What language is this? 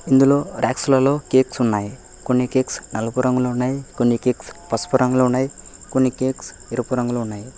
Telugu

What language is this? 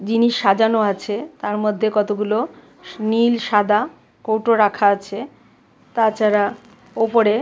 Bangla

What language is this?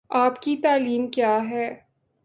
Urdu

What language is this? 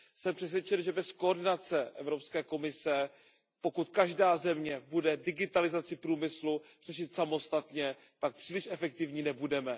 Czech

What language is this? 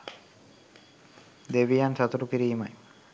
Sinhala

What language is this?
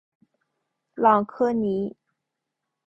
Chinese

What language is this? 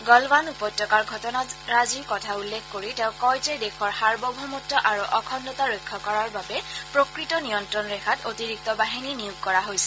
Assamese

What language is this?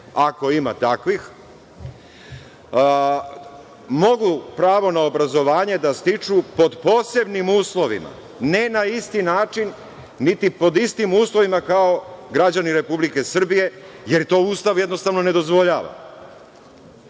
Serbian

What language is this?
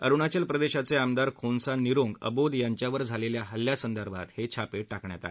Marathi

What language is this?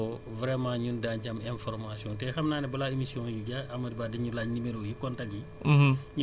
Wolof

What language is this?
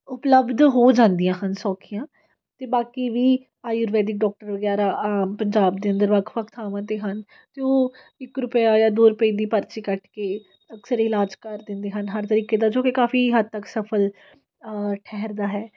Punjabi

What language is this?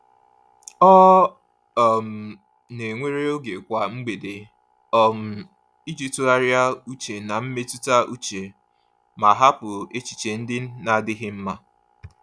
Igbo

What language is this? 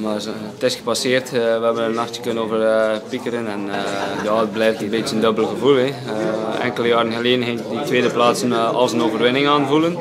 Dutch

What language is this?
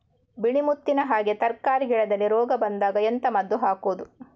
Kannada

